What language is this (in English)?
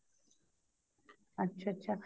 Punjabi